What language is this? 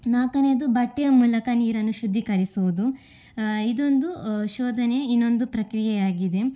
Kannada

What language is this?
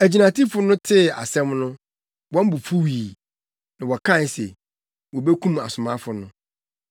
Akan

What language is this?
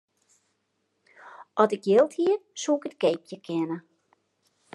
Western Frisian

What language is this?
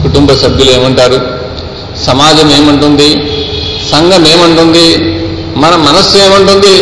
Telugu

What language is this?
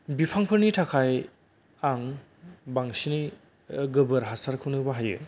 Bodo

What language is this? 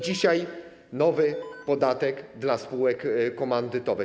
Polish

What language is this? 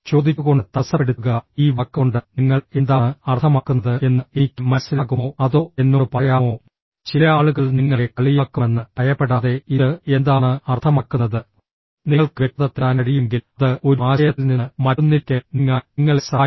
Malayalam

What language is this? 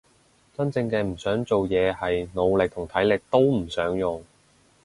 Cantonese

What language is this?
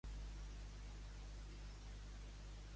Catalan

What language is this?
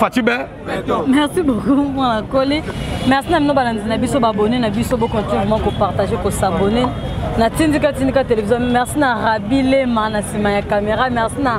French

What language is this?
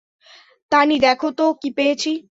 Bangla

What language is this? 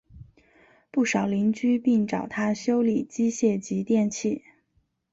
Chinese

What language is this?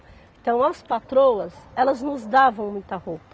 Portuguese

